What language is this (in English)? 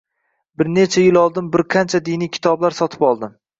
Uzbek